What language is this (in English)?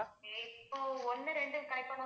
Tamil